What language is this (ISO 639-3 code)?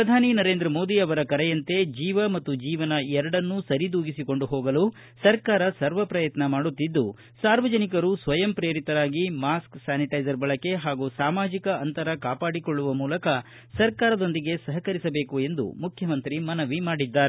kan